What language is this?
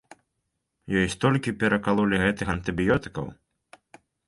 Belarusian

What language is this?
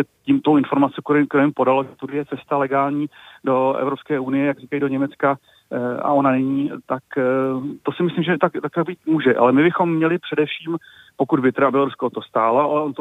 Czech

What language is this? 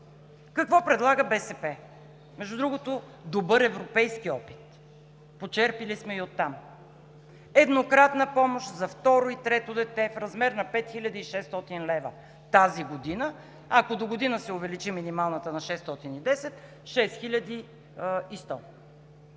Bulgarian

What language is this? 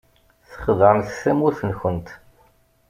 Kabyle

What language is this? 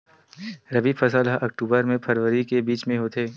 Chhattisgarhi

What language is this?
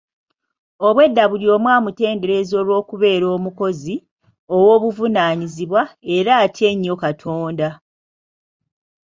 Ganda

